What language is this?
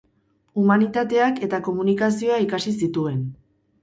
Basque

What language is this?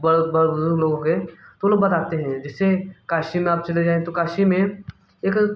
Hindi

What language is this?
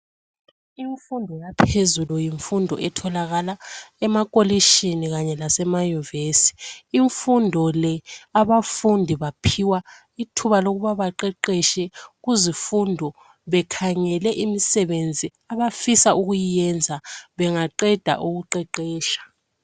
North Ndebele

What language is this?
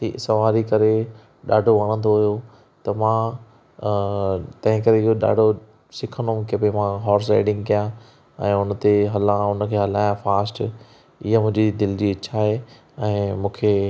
Sindhi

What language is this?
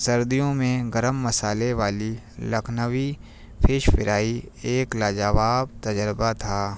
Urdu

